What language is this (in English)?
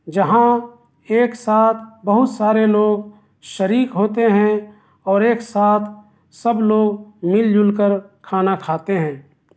Urdu